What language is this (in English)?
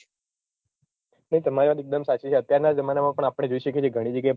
Gujarati